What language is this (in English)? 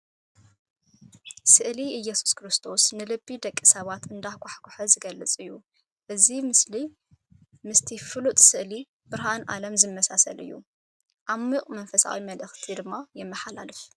Tigrinya